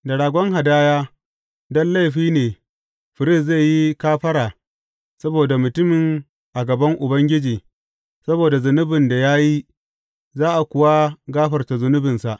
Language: Hausa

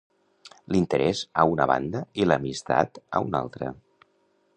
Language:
Catalan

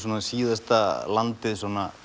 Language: Icelandic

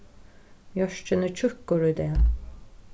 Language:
Faroese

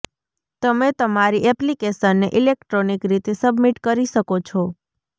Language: Gujarati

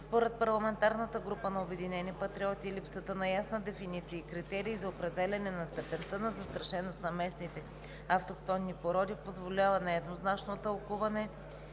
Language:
Bulgarian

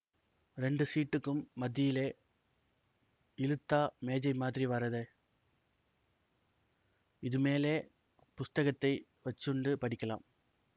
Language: Tamil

